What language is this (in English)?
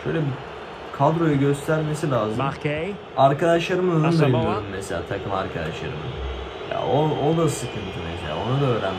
Turkish